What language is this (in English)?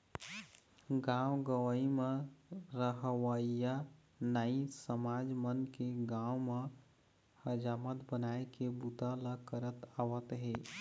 Chhattisgarhi